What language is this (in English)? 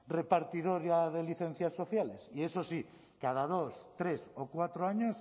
Spanish